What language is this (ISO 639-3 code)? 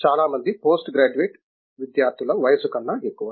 tel